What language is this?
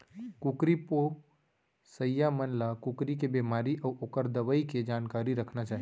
Chhattisgarhi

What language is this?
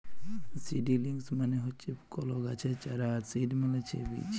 Bangla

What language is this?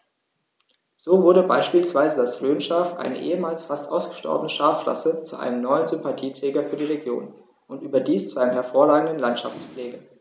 German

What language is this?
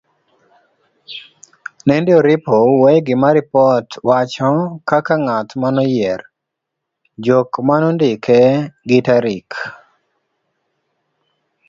Luo (Kenya and Tanzania)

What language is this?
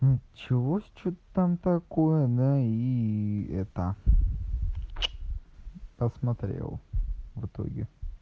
Russian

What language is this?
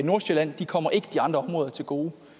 Danish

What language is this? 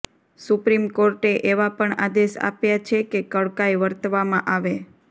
Gujarati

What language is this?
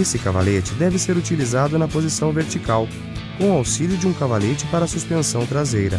Portuguese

